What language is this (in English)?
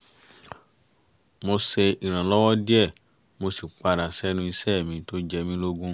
Yoruba